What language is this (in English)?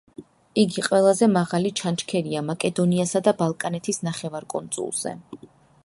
Georgian